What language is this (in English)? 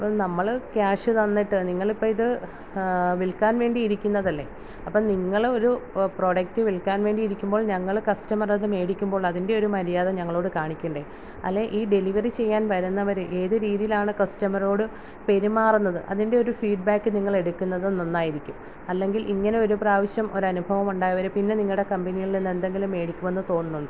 Malayalam